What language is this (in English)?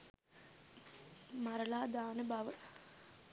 Sinhala